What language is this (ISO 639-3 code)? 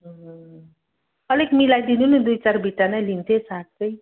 nep